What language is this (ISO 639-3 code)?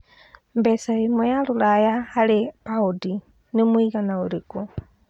kik